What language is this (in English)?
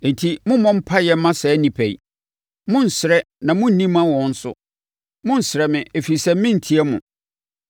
Akan